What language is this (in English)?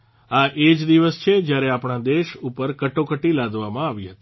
Gujarati